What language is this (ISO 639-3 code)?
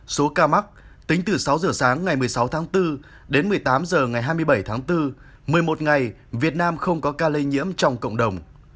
vie